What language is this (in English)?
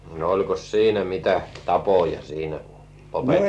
Finnish